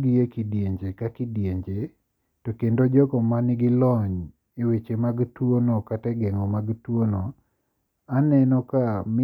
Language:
Luo (Kenya and Tanzania)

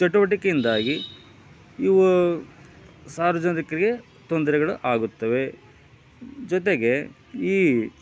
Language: Kannada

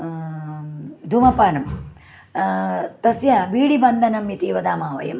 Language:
Sanskrit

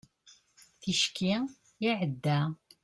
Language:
Kabyle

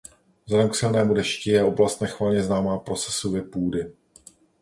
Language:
Czech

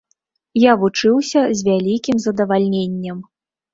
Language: Belarusian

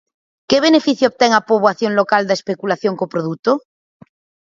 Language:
Galician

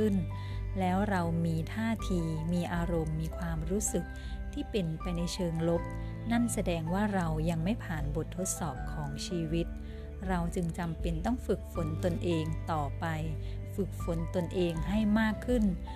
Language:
Thai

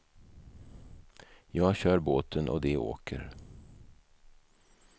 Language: Swedish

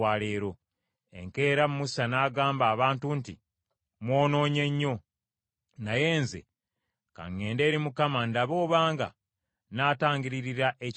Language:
Ganda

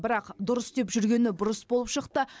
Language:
Kazakh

